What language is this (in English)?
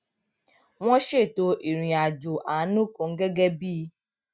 Yoruba